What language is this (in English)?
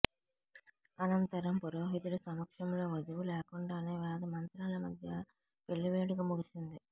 Telugu